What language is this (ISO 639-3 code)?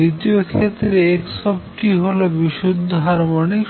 ben